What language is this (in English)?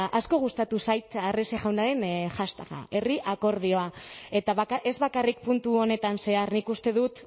Basque